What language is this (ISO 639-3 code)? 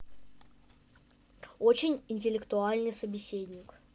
rus